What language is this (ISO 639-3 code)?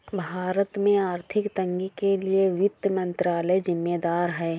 hin